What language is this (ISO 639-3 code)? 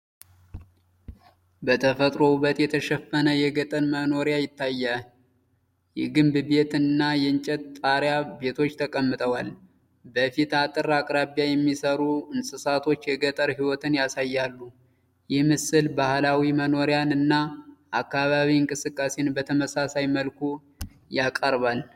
amh